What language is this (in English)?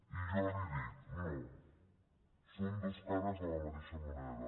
Catalan